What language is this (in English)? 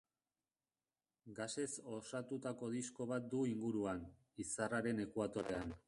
Basque